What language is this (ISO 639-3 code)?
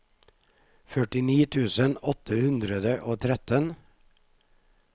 nor